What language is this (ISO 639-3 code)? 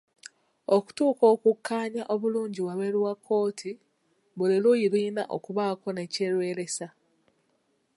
lug